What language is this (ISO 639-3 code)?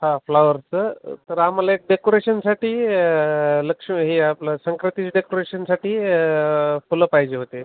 mar